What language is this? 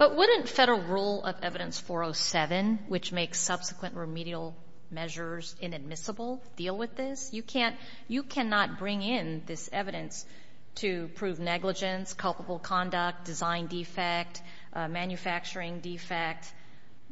English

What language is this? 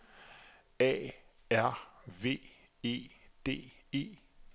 Danish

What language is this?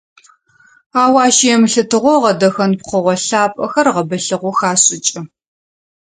Adyghe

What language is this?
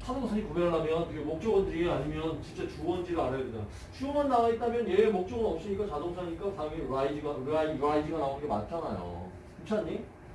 Korean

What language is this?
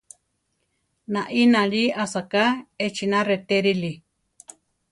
Central Tarahumara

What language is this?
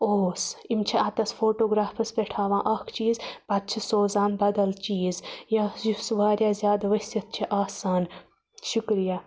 Kashmiri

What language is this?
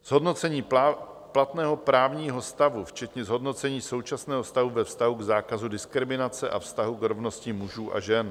Czech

